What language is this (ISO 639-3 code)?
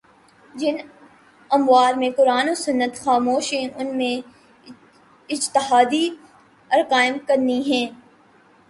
urd